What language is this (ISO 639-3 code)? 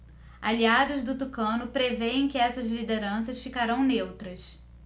por